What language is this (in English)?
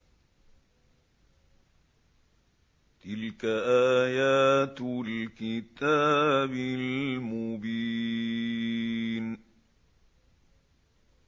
Arabic